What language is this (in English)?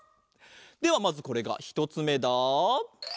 Japanese